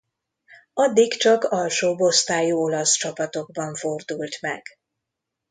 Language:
Hungarian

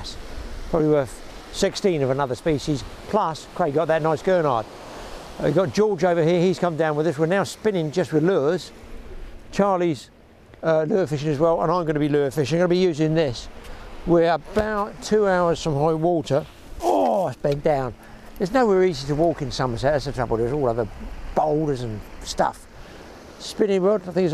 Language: English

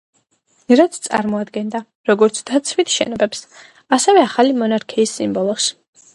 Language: Georgian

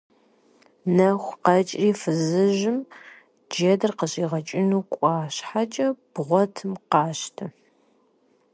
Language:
Kabardian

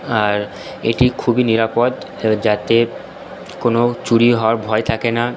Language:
Bangla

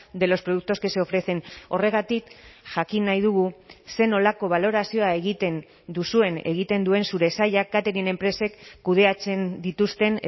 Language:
Basque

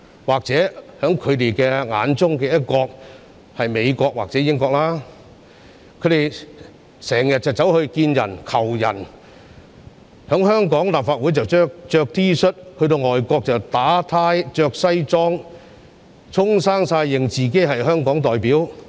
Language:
Cantonese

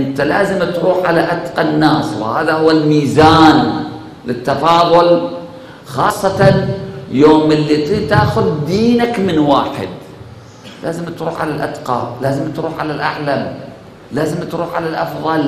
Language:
Arabic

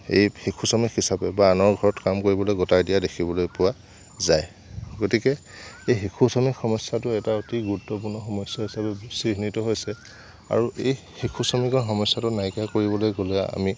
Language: Assamese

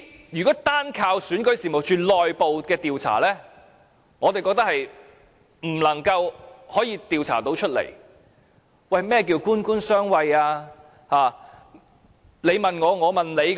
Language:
Cantonese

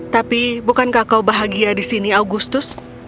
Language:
Indonesian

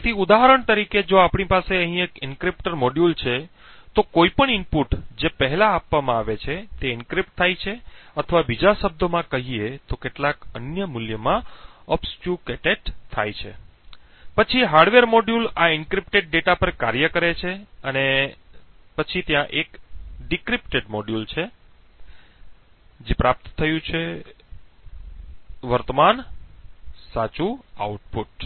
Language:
Gujarati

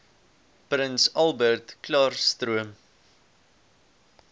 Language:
Afrikaans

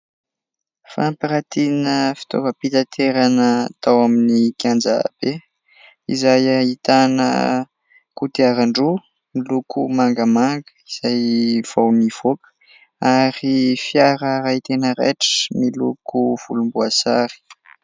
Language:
Malagasy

